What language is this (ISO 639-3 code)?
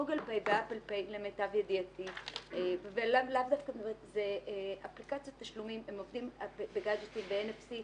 heb